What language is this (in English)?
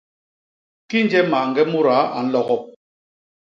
Basaa